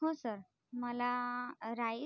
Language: Marathi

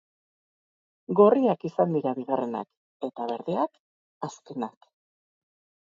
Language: Basque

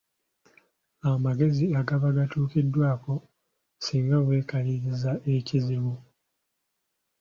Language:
Ganda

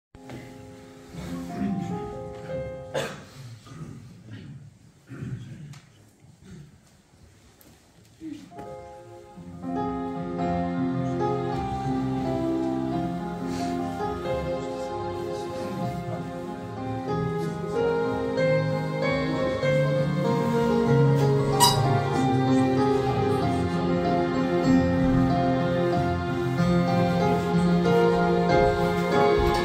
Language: Romanian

